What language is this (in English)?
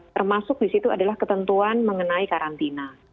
Indonesian